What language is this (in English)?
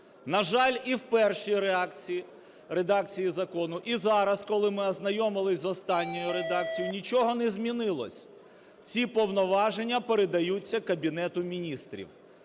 Ukrainian